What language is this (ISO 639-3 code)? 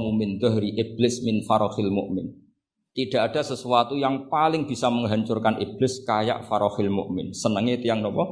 ind